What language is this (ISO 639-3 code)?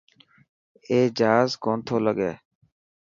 mki